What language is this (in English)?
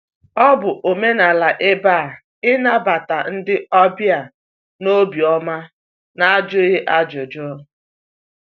Igbo